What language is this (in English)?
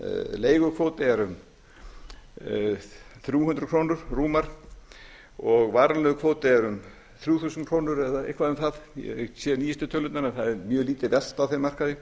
Icelandic